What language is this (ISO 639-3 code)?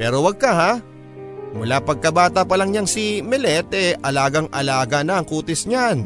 fil